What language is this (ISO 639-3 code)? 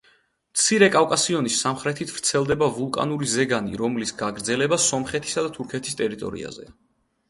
kat